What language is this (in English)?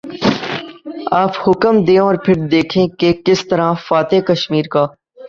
Urdu